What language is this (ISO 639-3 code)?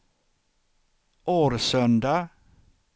swe